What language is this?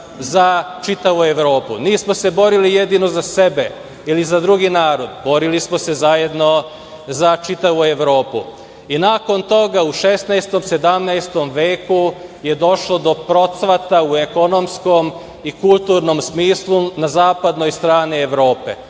Serbian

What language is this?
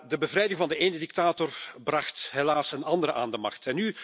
Dutch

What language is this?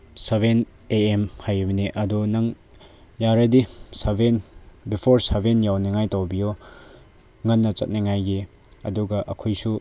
Manipuri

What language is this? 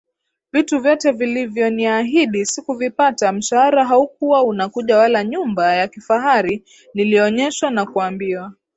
Swahili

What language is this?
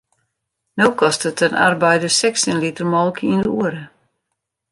Western Frisian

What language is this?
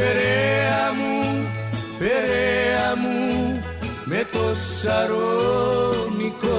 Greek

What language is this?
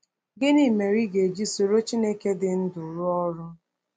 Igbo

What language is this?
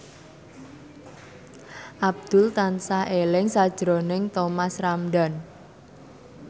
Javanese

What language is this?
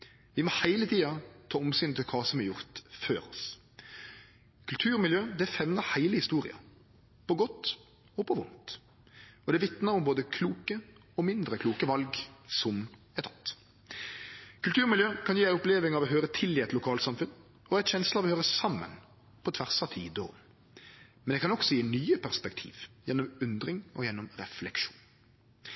Norwegian Nynorsk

